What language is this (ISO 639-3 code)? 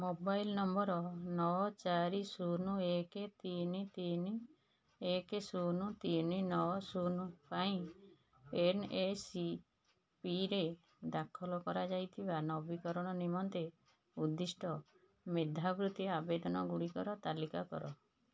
ori